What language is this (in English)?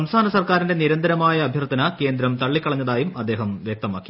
Malayalam